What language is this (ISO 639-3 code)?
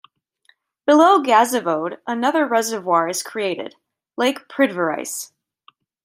eng